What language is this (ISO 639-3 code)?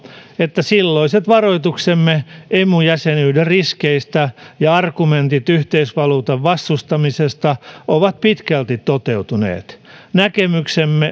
fin